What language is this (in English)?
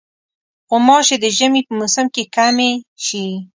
Pashto